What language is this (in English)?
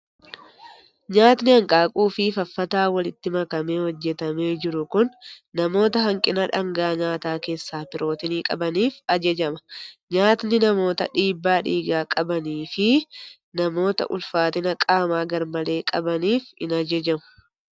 Oromo